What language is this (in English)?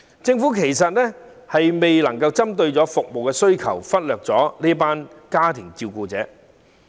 Cantonese